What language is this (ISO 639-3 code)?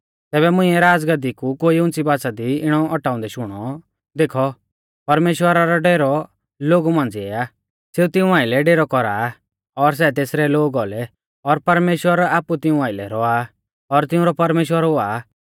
bfz